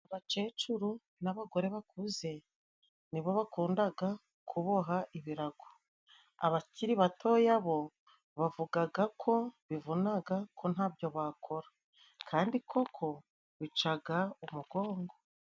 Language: Kinyarwanda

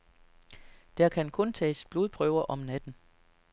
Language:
Danish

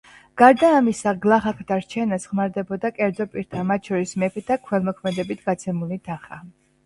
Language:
Georgian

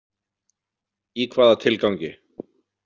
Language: Icelandic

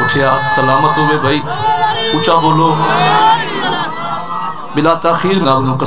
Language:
Arabic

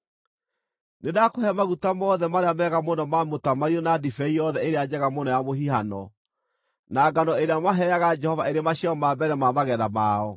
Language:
Kikuyu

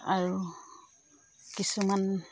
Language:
Assamese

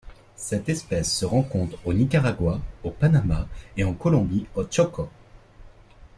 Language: French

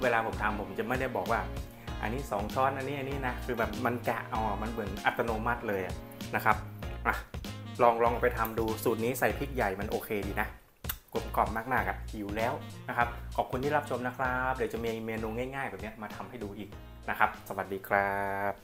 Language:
Thai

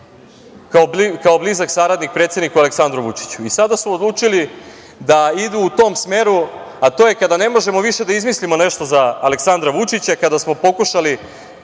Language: Serbian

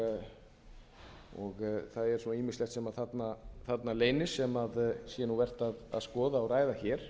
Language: Icelandic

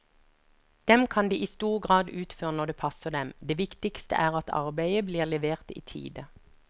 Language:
Norwegian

